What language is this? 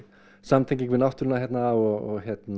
Icelandic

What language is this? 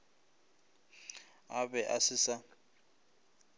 Northern Sotho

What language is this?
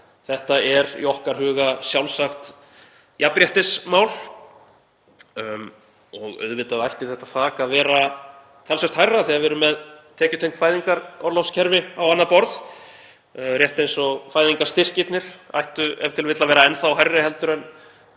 Icelandic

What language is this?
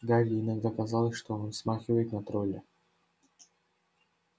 Russian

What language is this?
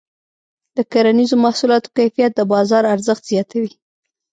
Pashto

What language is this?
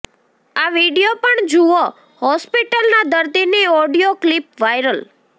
Gujarati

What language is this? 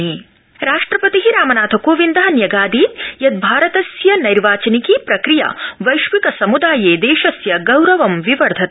Sanskrit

